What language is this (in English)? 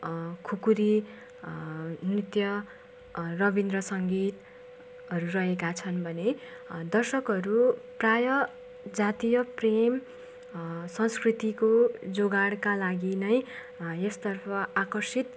Nepali